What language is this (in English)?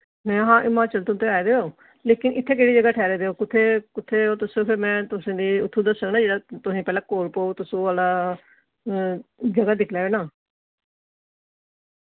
Dogri